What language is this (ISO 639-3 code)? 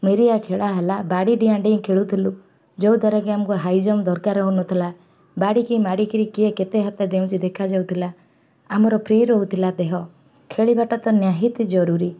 ori